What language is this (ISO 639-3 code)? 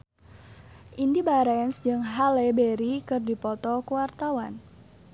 sun